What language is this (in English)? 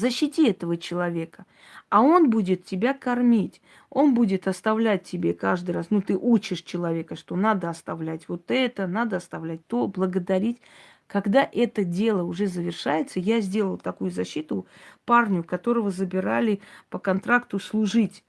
Russian